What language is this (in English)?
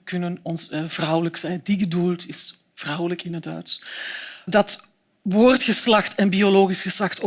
Dutch